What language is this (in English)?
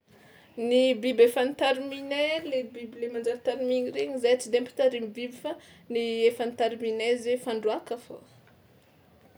Tsimihety Malagasy